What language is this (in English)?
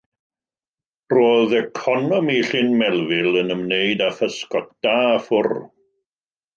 Welsh